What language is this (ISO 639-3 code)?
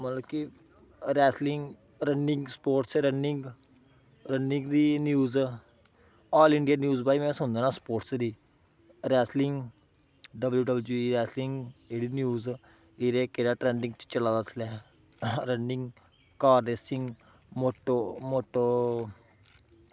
doi